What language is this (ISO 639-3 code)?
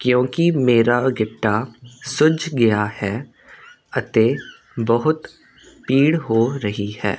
pan